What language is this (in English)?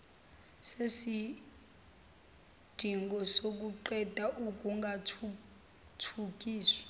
Zulu